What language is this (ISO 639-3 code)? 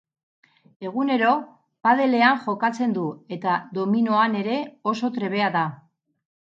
eus